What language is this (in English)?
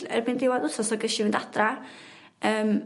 Welsh